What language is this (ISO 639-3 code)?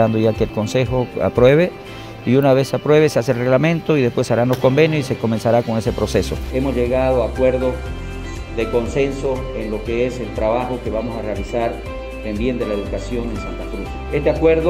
spa